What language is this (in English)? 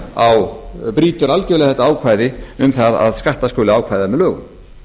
Icelandic